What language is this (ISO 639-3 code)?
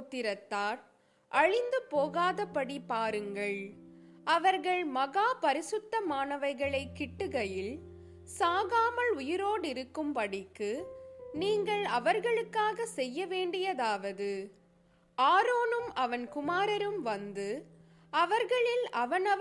tam